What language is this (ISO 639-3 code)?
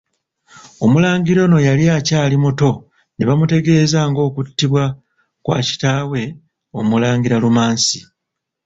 lug